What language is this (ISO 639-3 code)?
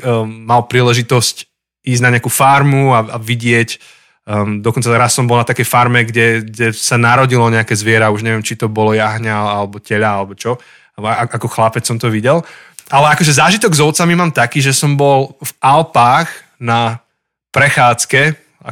slk